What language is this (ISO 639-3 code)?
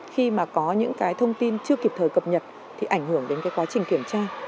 vie